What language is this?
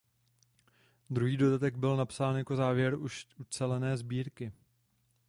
Czech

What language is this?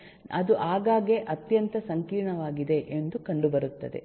Kannada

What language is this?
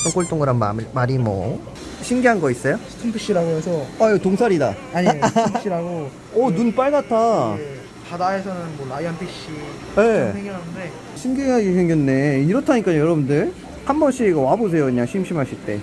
Korean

